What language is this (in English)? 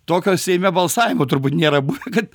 Lithuanian